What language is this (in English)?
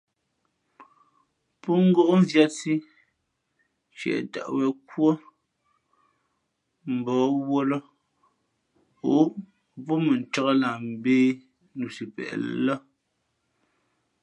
Fe'fe'